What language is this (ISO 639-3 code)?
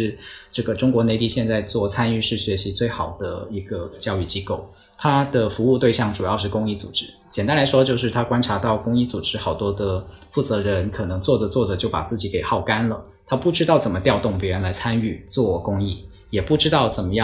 zho